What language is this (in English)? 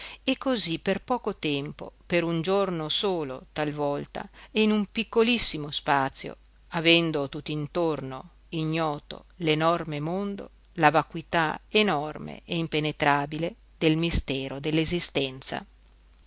Italian